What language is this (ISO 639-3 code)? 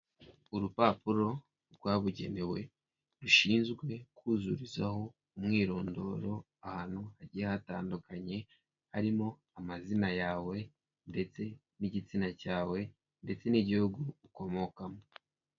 kin